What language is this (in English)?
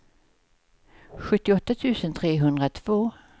Swedish